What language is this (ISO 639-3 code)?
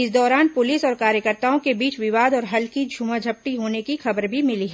hin